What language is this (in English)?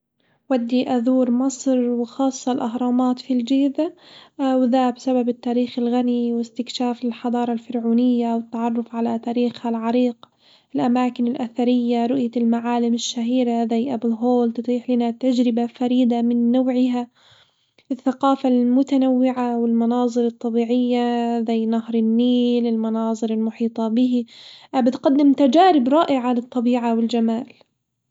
Hijazi Arabic